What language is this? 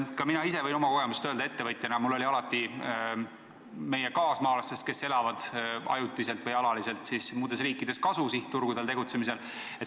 Estonian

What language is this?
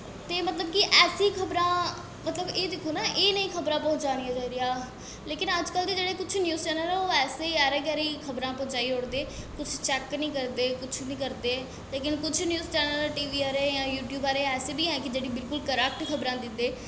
Dogri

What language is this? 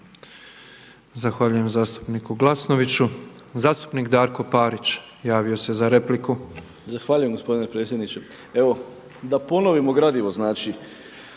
Croatian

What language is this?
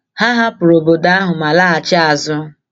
Igbo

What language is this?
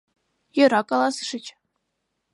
Mari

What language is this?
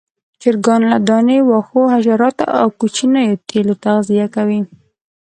Pashto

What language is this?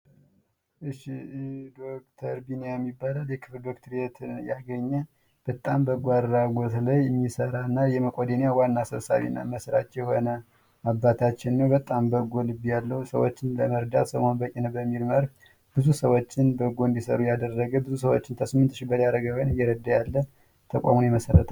Amharic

